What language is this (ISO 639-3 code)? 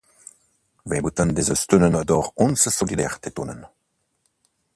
nld